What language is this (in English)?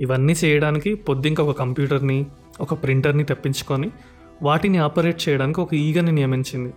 Telugu